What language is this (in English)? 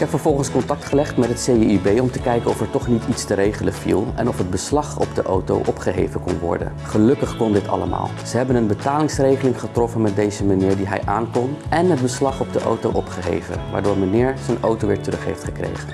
Dutch